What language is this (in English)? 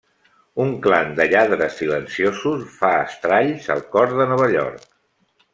Catalan